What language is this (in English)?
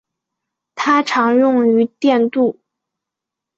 Chinese